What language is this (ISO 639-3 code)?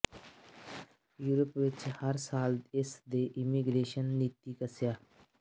pan